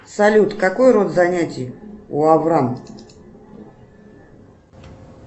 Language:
Russian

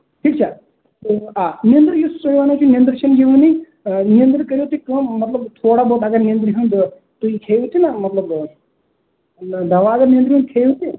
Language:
Kashmiri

